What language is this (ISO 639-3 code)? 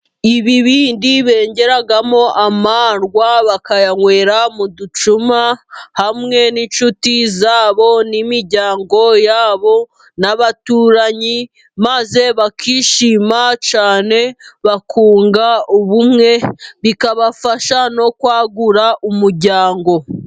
kin